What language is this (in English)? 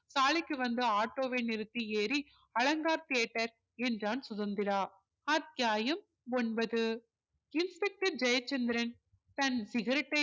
Tamil